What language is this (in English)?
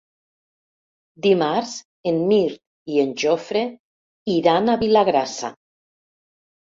Catalan